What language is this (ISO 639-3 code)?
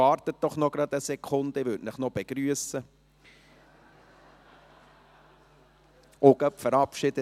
gsw